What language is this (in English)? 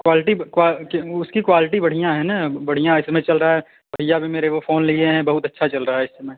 Hindi